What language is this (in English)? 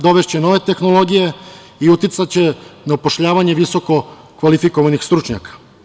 Serbian